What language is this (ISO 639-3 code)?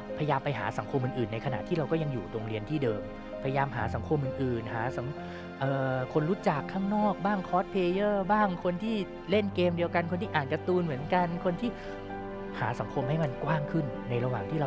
tha